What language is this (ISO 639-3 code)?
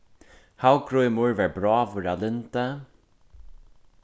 fao